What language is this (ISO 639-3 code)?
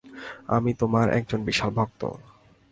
ben